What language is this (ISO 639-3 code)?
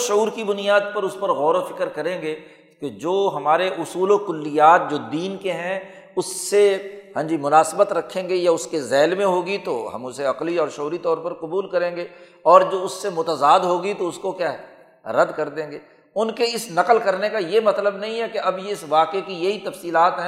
urd